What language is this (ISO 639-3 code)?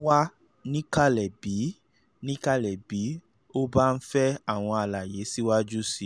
yor